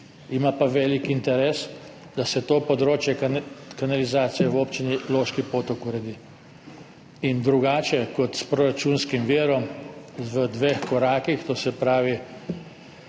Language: Slovenian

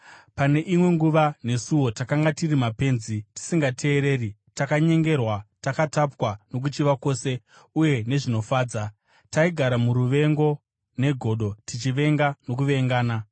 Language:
Shona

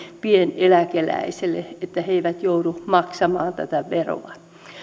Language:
Finnish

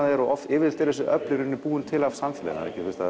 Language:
Icelandic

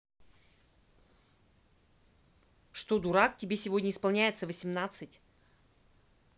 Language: Russian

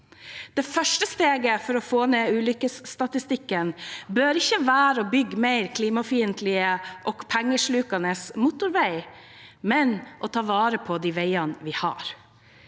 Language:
Norwegian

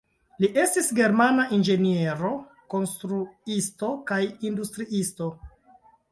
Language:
Esperanto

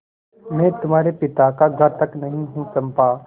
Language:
Hindi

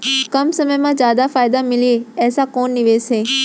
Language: Chhattisgarhi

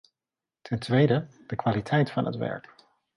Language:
Dutch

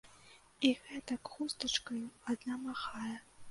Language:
Belarusian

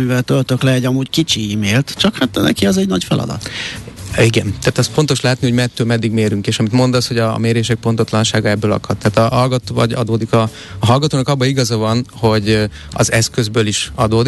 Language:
Hungarian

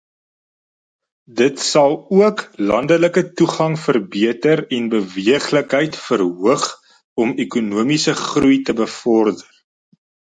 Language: Afrikaans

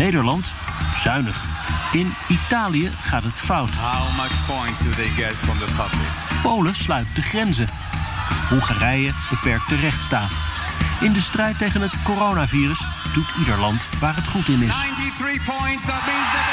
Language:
Dutch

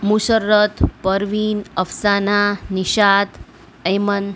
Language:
Gujarati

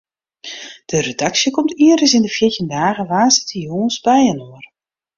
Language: Western Frisian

